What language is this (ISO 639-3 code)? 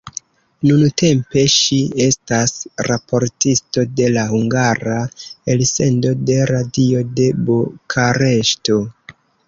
epo